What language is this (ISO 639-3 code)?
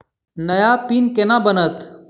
mai